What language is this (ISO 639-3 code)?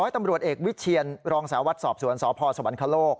tha